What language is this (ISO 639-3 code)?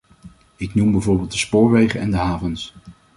nld